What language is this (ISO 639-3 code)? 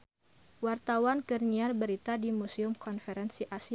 sun